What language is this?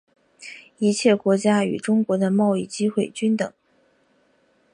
Chinese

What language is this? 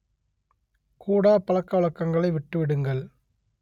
Tamil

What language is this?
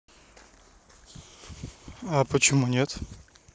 Russian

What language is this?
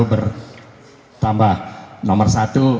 Indonesian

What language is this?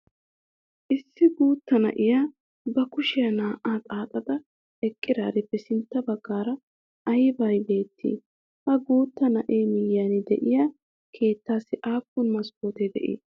Wolaytta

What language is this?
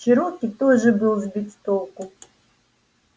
Russian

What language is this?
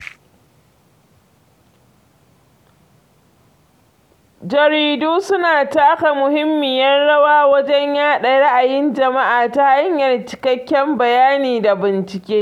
Hausa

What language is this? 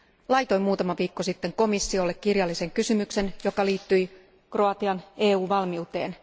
Finnish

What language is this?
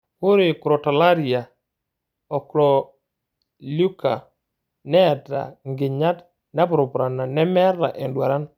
Masai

